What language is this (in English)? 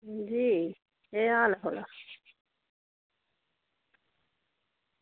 Dogri